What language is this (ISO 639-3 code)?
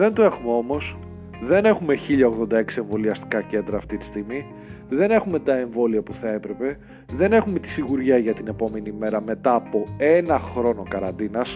ell